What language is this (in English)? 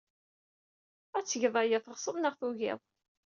Kabyle